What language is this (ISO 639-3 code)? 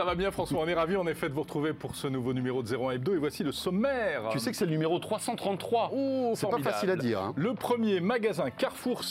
fra